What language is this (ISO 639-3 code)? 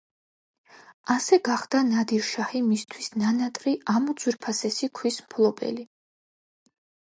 kat